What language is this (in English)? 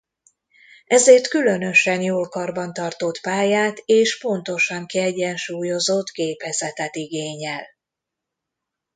Hungarian